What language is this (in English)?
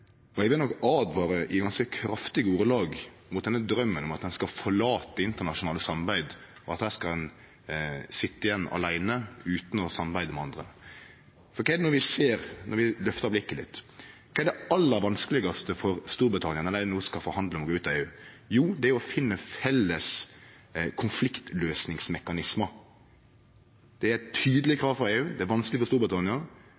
Norwegian Nynorsk